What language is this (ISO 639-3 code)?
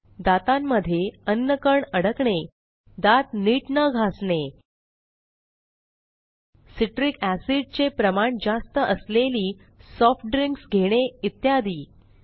mar